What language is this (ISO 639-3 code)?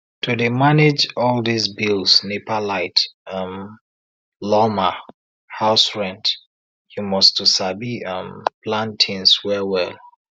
pcm